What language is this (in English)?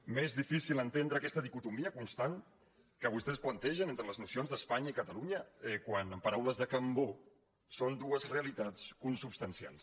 Catalan